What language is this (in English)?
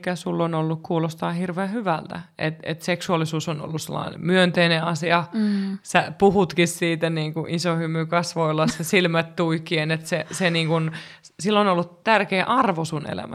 Finnish